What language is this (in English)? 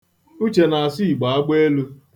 Igbo